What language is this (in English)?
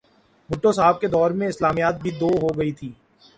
Urdu